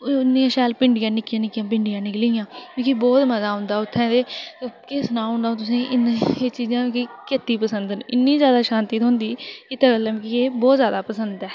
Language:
Dogri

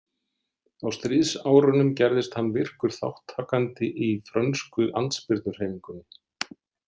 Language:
Icelandic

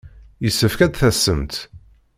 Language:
Kabyle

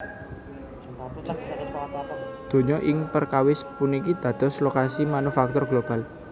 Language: Javanese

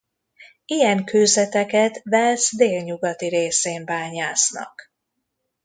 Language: Hungarian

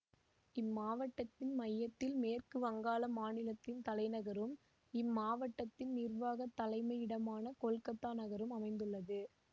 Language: Tamil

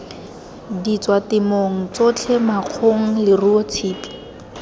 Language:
Tswana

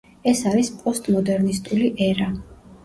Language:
Georgian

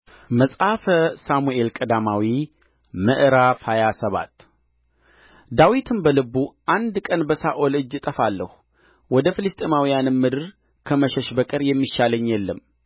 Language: Amharic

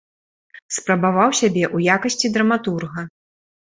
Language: Belarusian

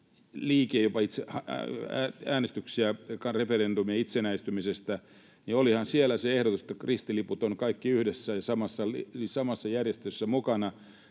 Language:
Finnish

